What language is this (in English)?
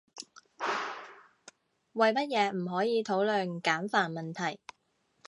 Cantonese